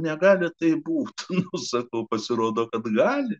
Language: Lithuanian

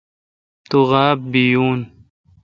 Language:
Kalkoti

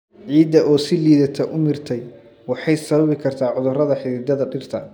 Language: Somali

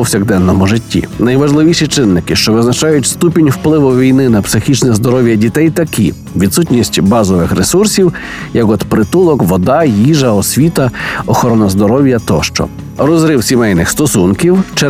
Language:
Ukrainian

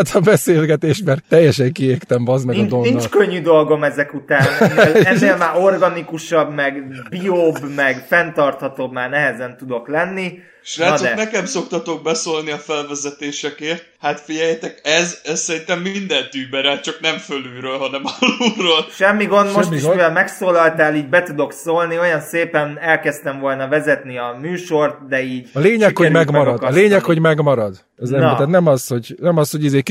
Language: Hungarian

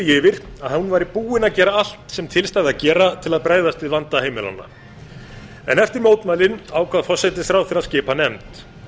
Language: Icelandic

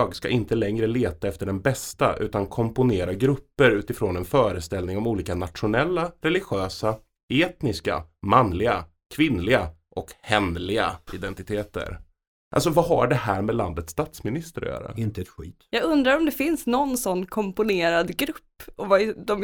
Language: Swedish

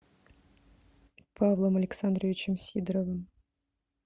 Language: Russian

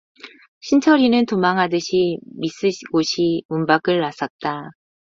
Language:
Korean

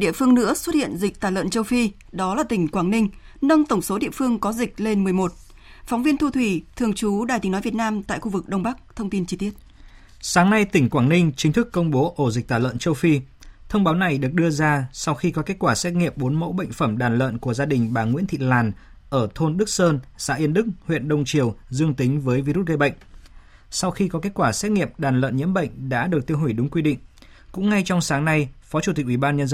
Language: Vietnamese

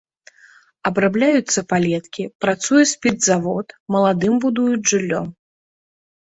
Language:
Belarusian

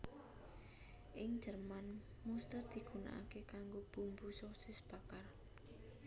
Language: Javanese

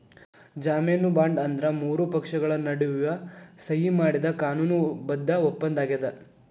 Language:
Kannada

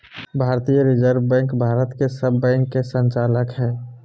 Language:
Magahi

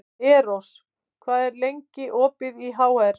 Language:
Icelandic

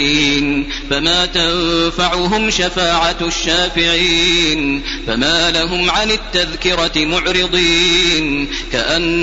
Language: Arabic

